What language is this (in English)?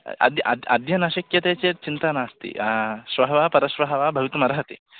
Sanskrit